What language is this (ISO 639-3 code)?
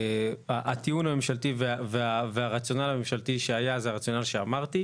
heb